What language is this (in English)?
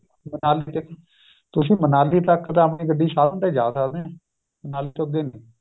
Punjabi